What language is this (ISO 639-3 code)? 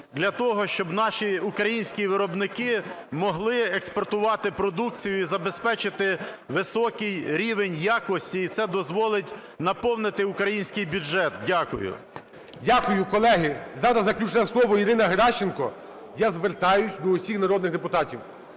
ukr